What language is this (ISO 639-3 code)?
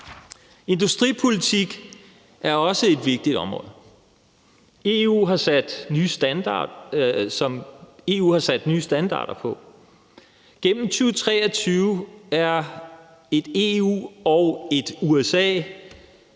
dan